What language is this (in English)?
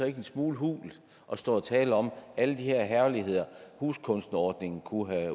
Danish